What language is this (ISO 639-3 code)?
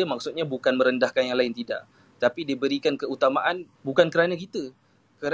msa